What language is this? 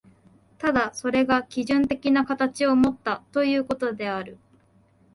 Japanese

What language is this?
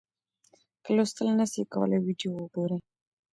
Pashto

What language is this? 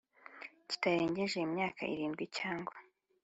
Kinyarwanda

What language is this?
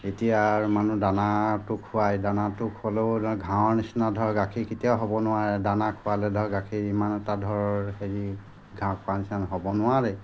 Assamese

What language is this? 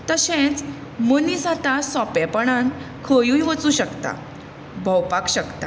Konkani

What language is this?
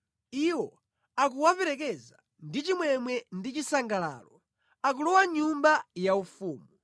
Nyanja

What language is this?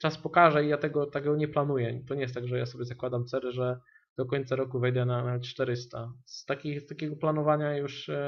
Polish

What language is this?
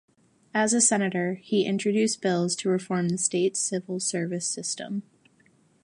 English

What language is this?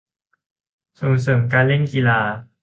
Thai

